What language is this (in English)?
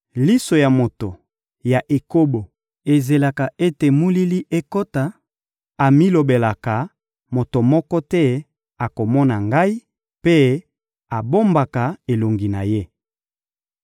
Lingala